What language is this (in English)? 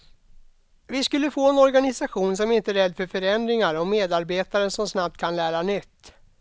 Swedish